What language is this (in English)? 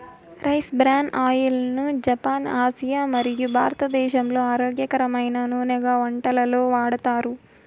Telugu